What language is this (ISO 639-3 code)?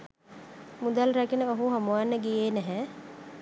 sin